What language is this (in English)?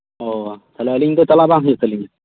Santali